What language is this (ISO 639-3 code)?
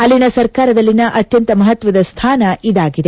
kan